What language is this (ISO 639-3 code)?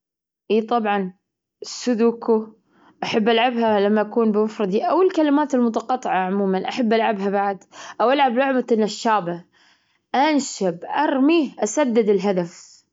afb